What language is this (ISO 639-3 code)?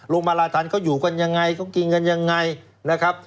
tha